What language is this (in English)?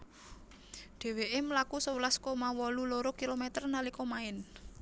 Javanese